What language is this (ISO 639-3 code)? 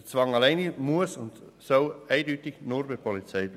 gsw